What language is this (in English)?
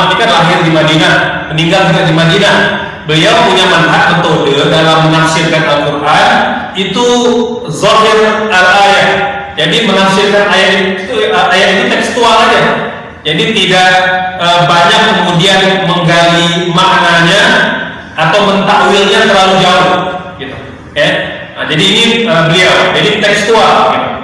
Indonesian